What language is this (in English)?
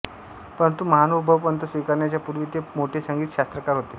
Marathi